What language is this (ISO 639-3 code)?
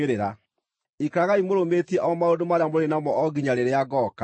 kik